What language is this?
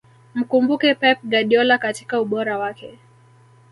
Swahili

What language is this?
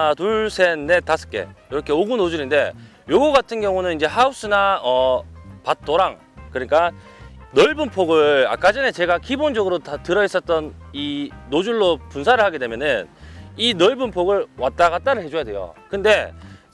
Korean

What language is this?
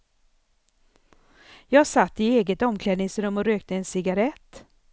Swedish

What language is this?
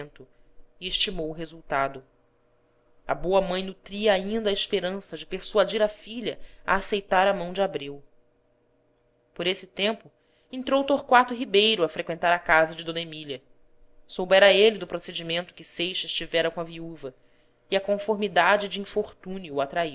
Portuguese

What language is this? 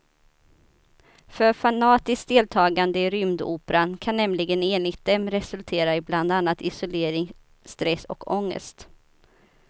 Swedish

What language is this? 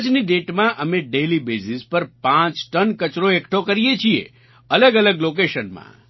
Gujarati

